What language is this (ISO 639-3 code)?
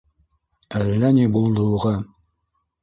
bak